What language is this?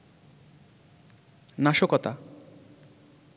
Bangla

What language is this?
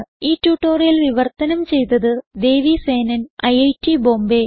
Malayalam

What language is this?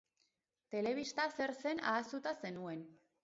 Basque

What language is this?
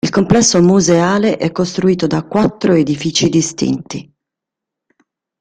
Italian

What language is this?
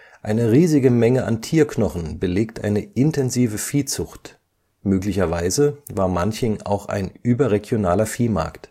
German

